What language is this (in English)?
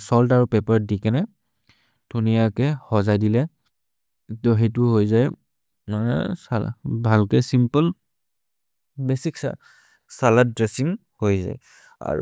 Maria (India)